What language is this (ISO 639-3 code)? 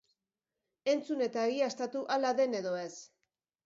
eus